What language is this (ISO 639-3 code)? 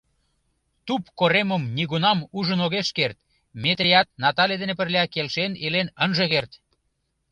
chm